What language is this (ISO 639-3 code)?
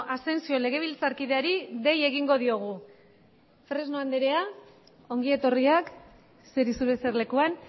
eus